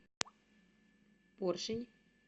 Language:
Russian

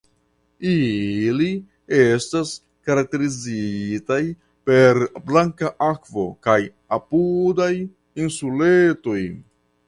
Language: Esperanto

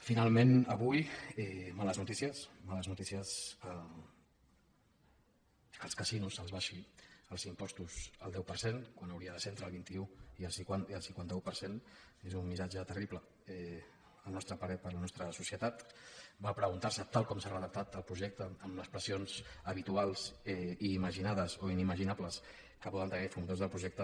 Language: Catalan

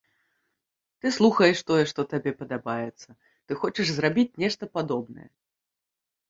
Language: Belarusian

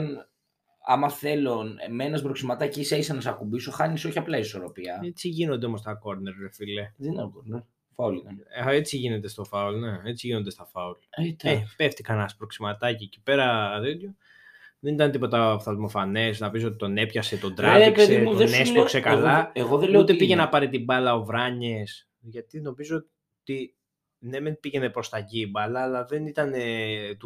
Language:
Greek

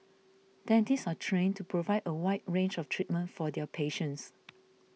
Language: English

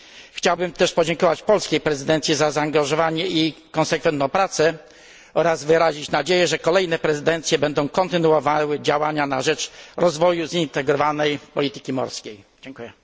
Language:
Polish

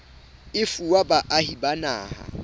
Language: Southern Sotho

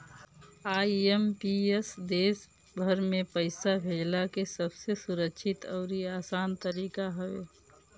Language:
Bhojpuri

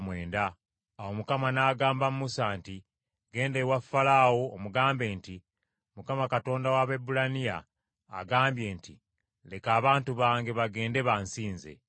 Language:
Ganda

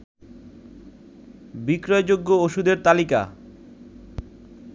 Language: Bangla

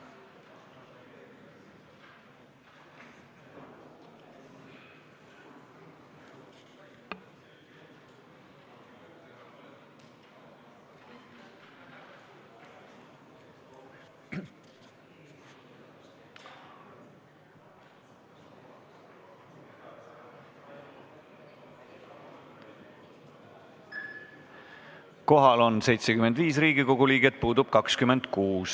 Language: Estonian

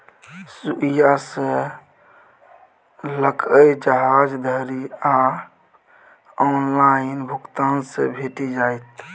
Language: Maithili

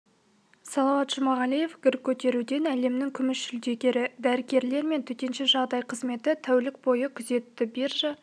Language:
Kazakh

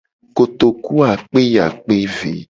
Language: Gen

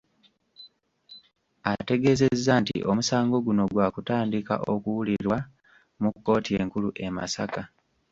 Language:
Ganda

